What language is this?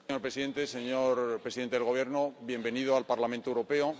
Spanish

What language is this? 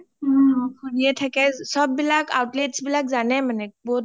Assamese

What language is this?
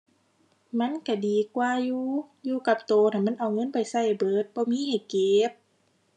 Thai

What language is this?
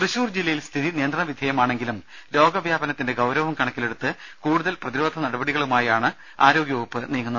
Malayalam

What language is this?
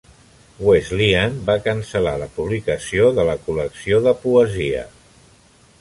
Catalan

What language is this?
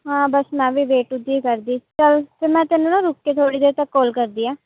Punjabi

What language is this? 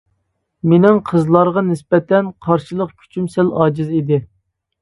Uyghur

